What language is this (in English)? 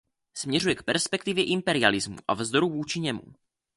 Czech